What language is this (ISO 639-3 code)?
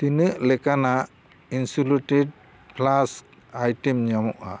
sat